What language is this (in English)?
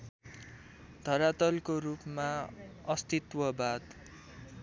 Nepali